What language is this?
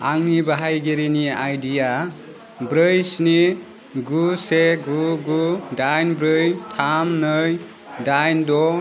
Bodo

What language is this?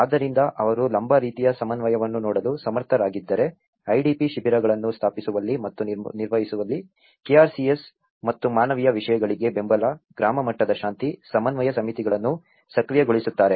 Kannada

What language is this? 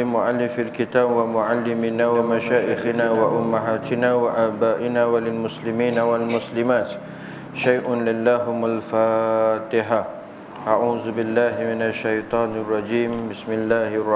Malay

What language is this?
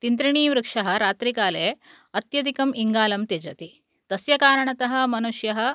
Sanskrit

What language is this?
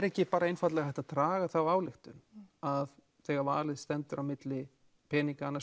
Icelandic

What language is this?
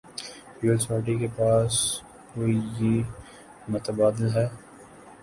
Urdu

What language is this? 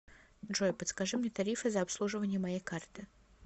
Russian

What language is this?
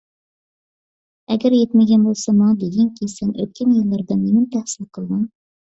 Uyghur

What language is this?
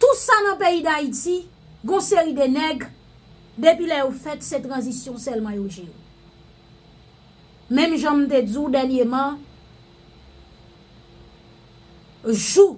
French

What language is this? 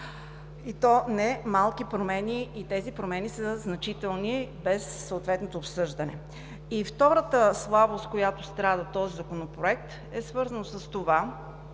Bulgarian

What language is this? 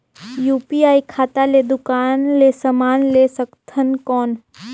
Chhattisgarhi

